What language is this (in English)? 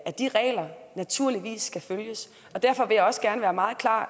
Danish